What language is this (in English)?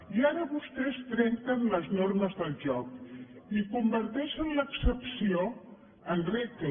Catalan